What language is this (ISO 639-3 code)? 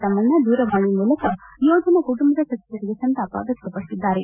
kan